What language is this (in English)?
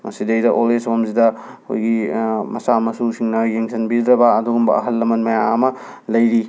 Manipuri